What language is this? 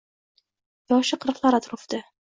Uzbek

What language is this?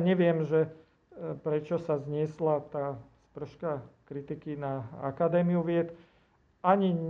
Slovak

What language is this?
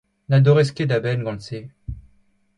Breton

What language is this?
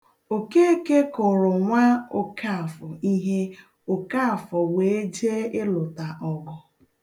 Igbo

